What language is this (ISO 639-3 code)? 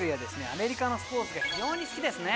jpn